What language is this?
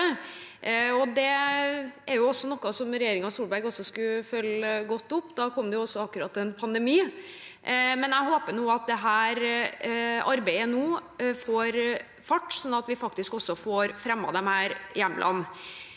Norwegian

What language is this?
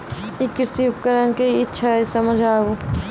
Maithili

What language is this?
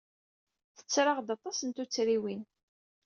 Kabyle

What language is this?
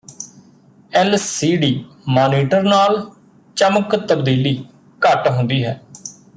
Punjabi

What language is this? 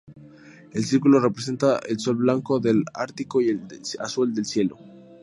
Spanish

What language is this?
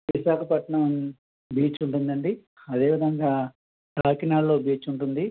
Telugu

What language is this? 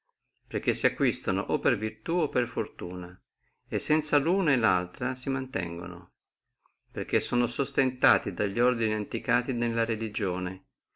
Italian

